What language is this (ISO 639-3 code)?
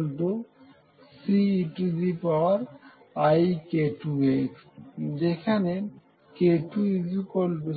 ben